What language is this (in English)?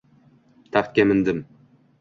Uzbek